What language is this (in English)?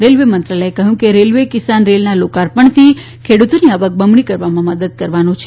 Gujarati